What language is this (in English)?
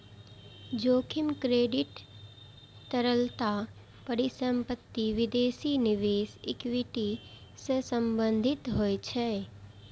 Maithili